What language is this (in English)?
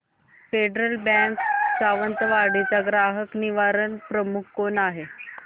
Marathi